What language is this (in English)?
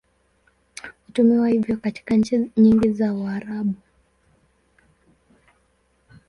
Swahili